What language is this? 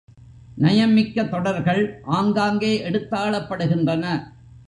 Tamil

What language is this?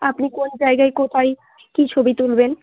Bangla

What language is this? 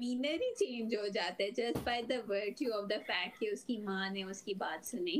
Urdu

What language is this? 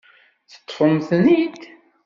Kabyle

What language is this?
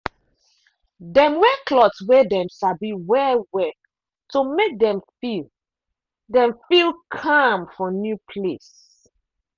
Nigerian Pidgin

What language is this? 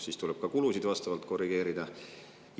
Estonian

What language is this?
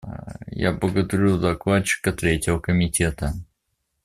Russian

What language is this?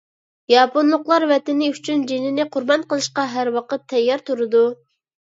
Uyghur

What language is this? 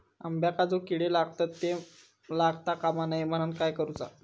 Marathi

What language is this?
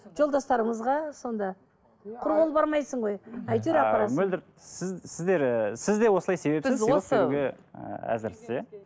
Kazakh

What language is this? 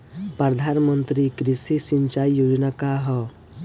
Bhojpuri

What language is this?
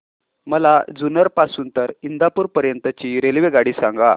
Marathi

